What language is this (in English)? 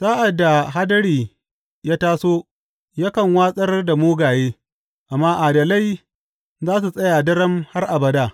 Hausa